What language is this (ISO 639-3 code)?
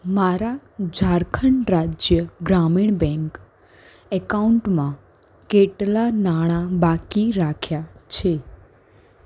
guj